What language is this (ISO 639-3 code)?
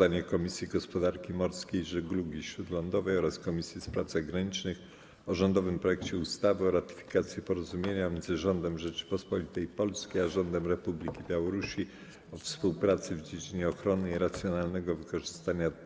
pol